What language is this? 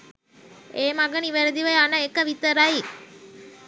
Sinhala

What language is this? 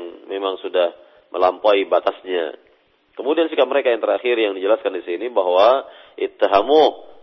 Malay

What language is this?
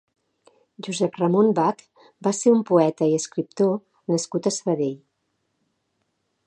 Catalan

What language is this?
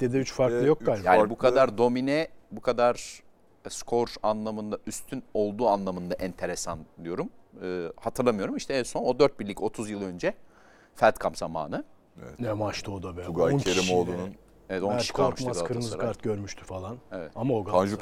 Turkish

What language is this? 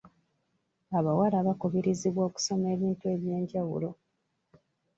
Ganda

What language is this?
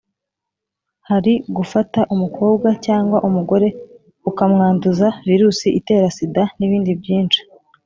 Kinyarwanda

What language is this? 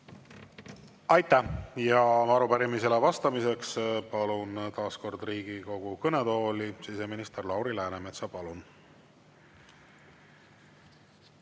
Estonian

